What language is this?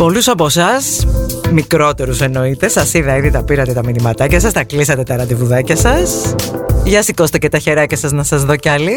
Greek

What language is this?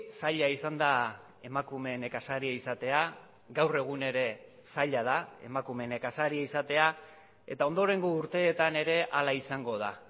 Basque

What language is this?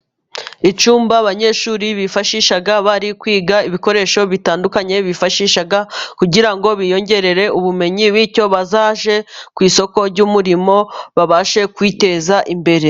Kinyarwanda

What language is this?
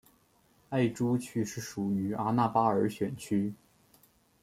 Chinese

